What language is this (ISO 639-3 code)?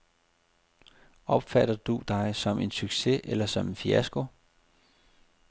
dan